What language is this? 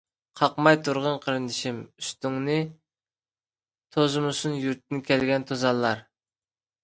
Uyghur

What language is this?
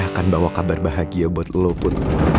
Indonesian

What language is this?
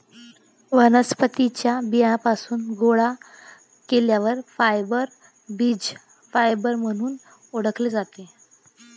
Marathi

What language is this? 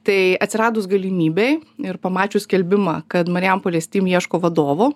Lithuanian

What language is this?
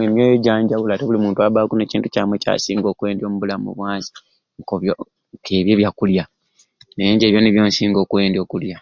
Ruuli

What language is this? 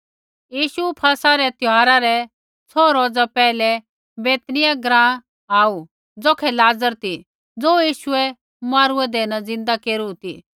Kullu Pahari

